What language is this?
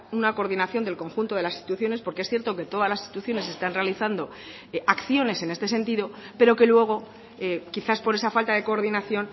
Spanish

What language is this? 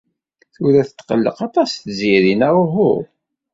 Kabyle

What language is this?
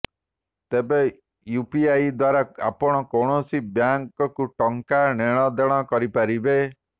Odia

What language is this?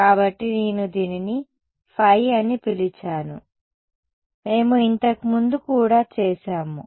Telugu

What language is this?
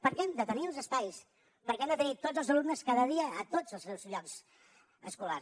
Catalan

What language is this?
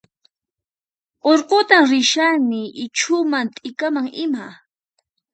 Puno Quechua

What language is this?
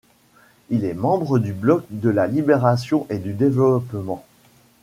French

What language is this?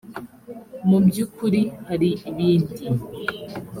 Kinyarwanda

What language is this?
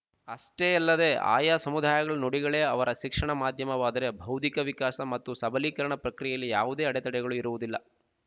Kannada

